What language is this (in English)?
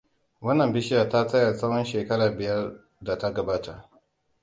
Hausa